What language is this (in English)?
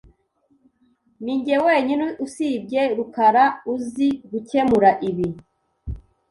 Kinyarwanda